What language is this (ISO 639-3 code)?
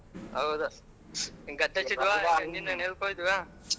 kan